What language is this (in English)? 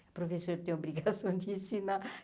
Portuguese